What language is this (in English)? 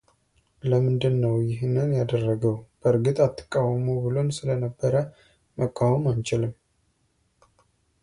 Amharic